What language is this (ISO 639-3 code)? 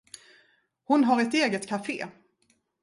swe